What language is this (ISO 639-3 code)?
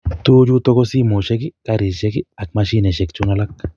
kln